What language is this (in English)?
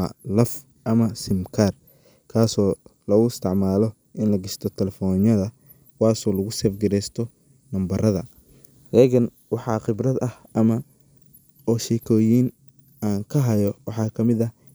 Somali